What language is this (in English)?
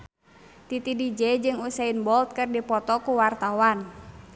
Sundanese